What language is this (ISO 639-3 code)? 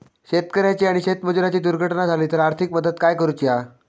mar